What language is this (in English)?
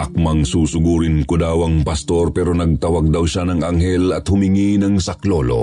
Filipino